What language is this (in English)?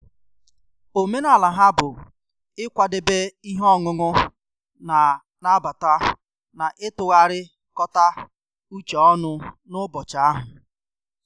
Igbo